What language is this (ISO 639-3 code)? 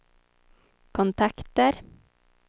swe